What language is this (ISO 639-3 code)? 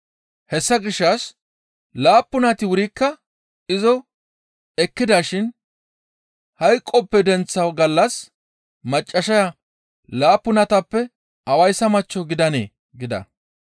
gmv